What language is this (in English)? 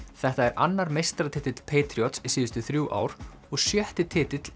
Icelandic